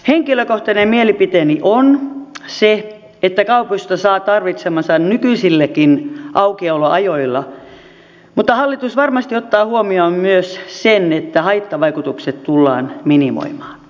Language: Finnish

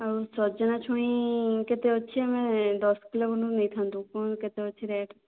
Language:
Odia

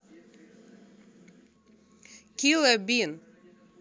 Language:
Russian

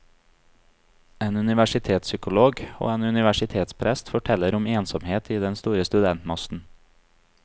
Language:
Norwegian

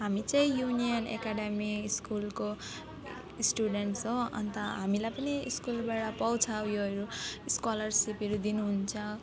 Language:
Nepali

